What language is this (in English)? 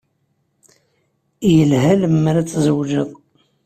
Kabyle